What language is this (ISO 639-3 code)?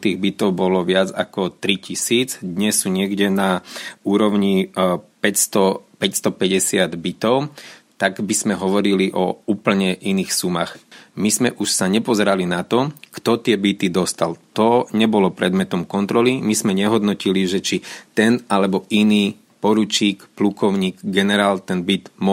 slk